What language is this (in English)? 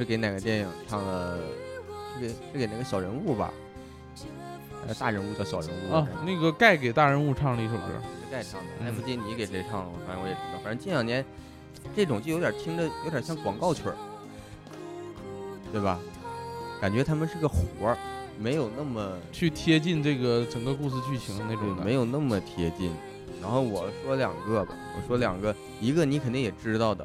Chinese